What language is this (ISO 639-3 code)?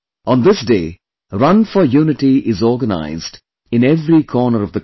eng